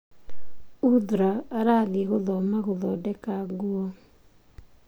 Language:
Kikuyu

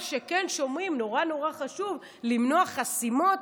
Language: Hebrew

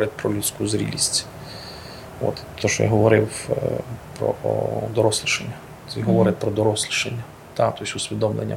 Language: Ukrainian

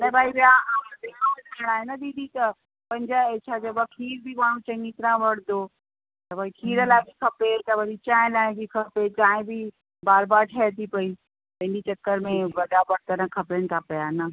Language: Sindhi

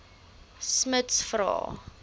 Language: Afrikaans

